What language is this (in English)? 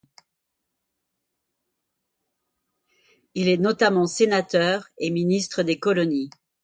French